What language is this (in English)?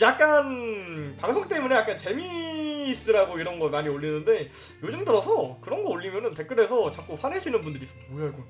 Korean